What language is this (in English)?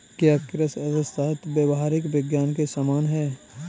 Hindi